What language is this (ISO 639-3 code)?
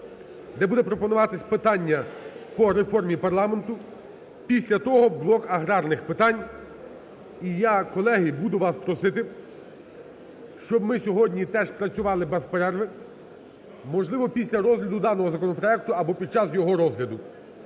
ukr